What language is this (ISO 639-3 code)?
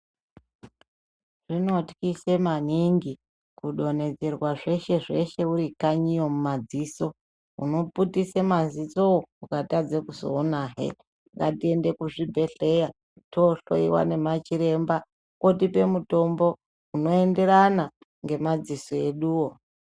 ndc